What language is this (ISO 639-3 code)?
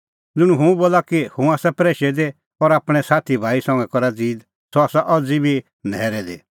kfx